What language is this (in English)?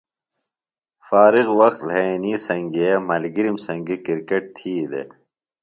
Phalura